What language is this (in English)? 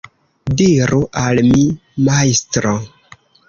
Esperanto